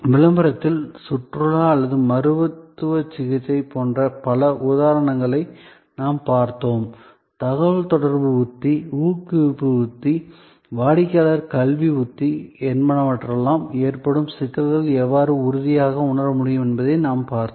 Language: Tamil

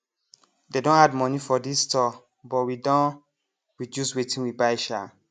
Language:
Nigerian Pidgin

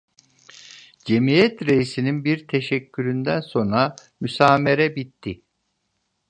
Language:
Turkish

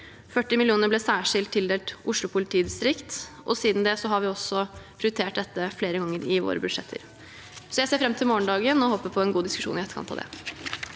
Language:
Norwegian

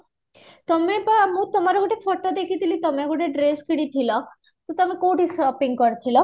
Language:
Odia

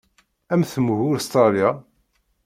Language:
Kabyle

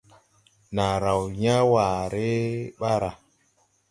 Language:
Tupuri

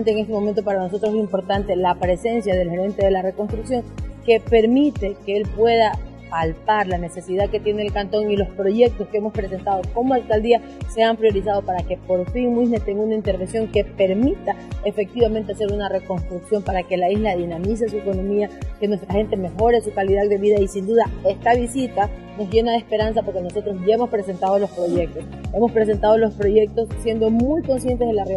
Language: Spanish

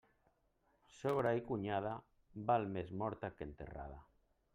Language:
Catalan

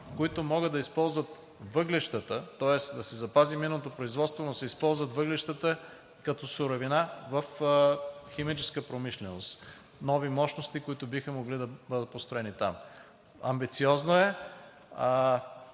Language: Bulgarian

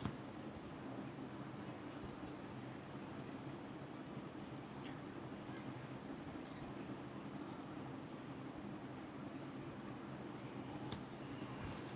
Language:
English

